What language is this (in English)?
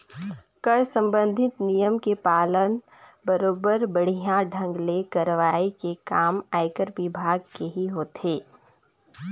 Chhattisgarhi